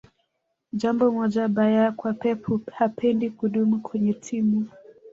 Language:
Swahili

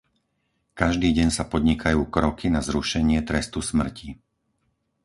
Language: Slovak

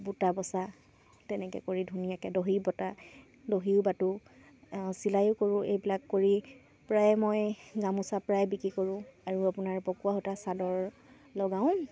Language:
Assamese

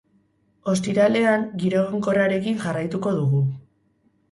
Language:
Basque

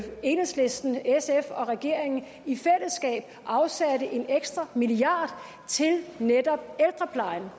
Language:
Danish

